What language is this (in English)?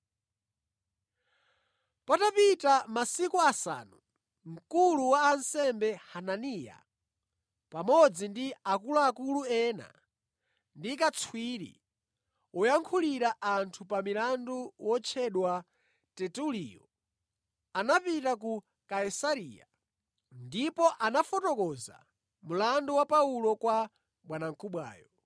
Nyanja